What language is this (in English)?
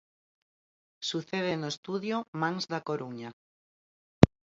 Galician